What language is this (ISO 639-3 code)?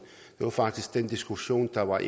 dan